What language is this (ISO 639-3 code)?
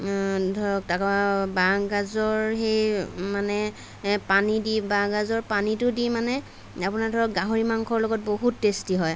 asm